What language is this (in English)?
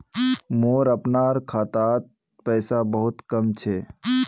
Magahi